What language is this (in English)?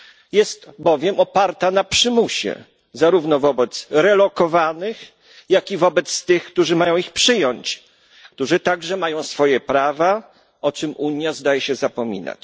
Polish